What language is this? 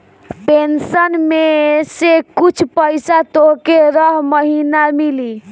Bhojpuri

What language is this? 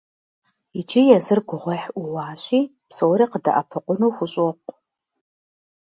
Kabardian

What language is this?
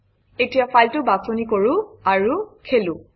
Assamese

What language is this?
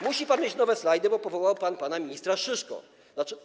Polish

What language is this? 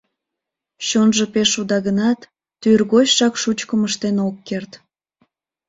Mari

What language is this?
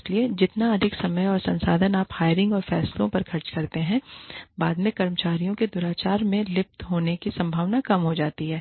Hindi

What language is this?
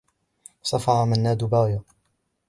Arabic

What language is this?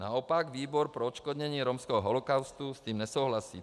Czech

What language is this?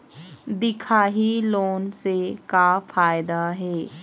Chhattisgarhi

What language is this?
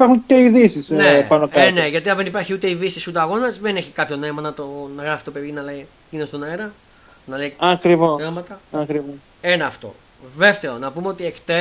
Greek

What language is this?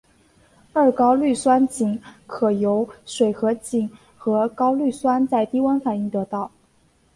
Chinese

